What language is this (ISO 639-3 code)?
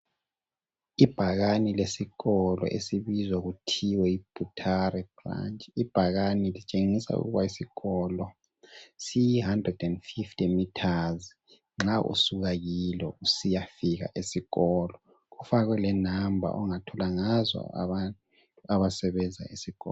nde